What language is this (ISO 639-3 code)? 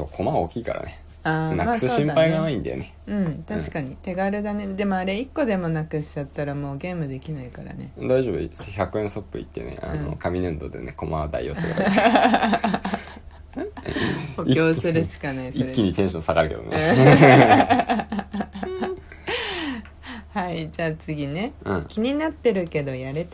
jpn